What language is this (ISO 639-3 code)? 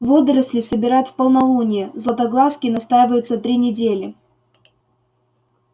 rus